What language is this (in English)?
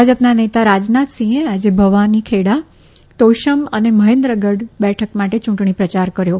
Gujarati